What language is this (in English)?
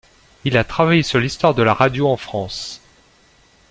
French